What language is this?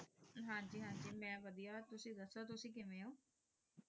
Punjabi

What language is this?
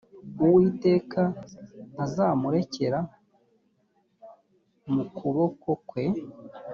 Kinyarwanda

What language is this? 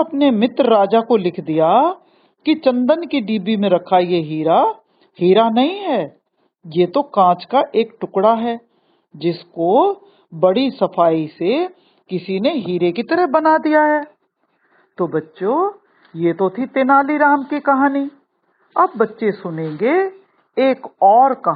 Hindi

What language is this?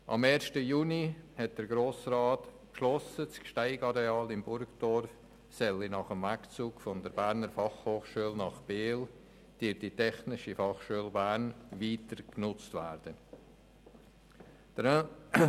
Swiss German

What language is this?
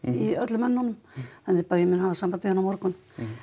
Icelandic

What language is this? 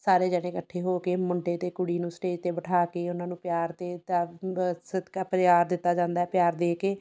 Punjabi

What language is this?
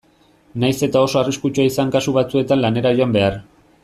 Basque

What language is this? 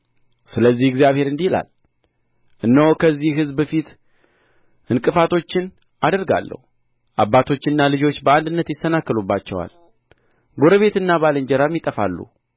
Amharic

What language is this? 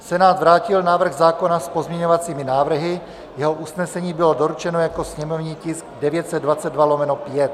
Czech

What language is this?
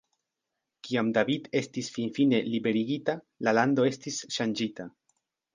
Esperanto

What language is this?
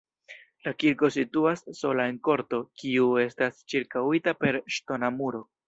Esperanto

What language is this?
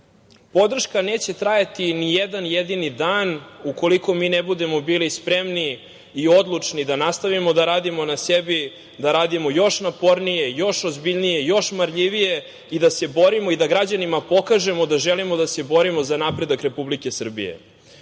Serbian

